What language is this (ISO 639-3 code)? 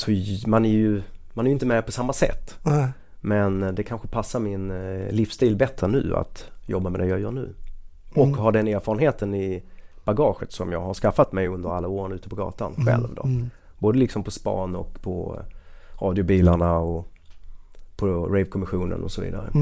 swe